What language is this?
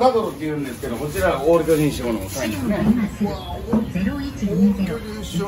Japanese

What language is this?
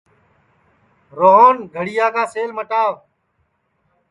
Sansi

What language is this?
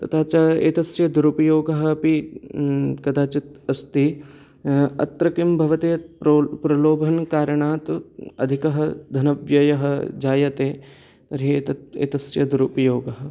Sanskrit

